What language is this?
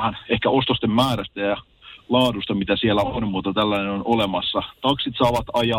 Finnish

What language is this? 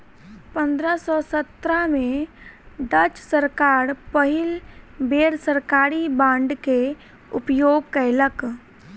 Maithili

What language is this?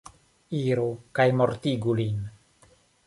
Esperanto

